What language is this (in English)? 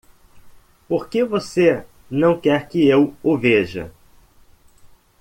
Portuguese